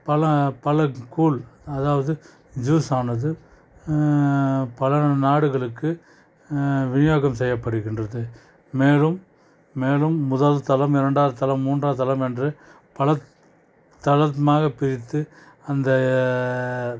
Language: Tamil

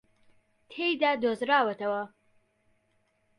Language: Central Kurdish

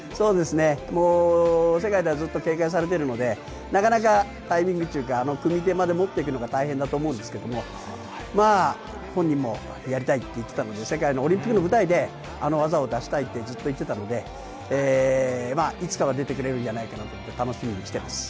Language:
Japanese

